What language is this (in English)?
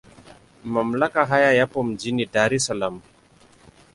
Swahili